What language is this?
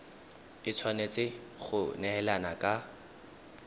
Tswana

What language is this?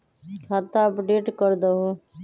Magahi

